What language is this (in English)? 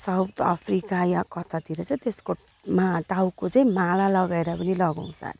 Nepali